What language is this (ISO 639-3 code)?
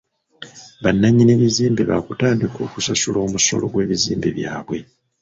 lug